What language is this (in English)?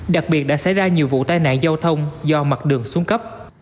Vietnamese